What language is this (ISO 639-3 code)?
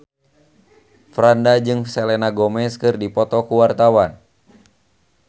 sun